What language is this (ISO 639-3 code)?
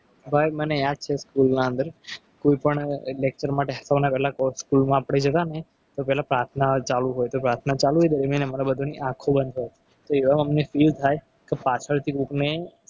guj